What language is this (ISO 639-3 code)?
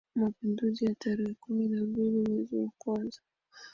swa